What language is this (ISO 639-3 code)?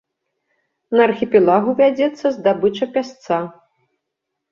bel